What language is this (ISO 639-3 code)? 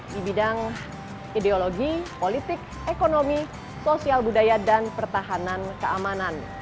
ind